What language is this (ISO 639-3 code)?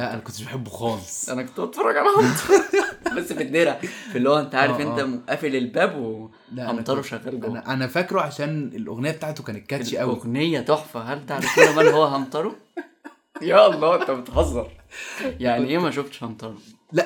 ara